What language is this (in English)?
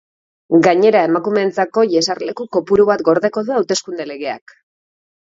Basque